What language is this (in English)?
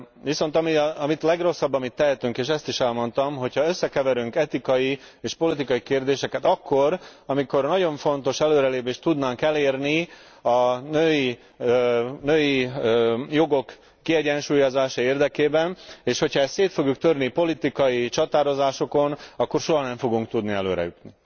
Hungarian